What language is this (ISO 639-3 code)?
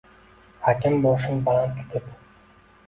uzb